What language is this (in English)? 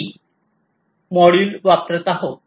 Marathi